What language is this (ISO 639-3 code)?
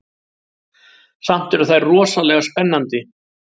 isl